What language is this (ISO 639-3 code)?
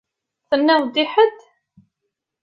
kab